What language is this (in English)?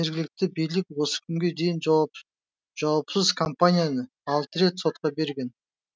Kazakh